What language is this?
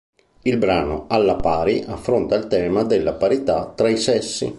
Italian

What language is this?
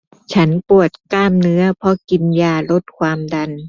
Thai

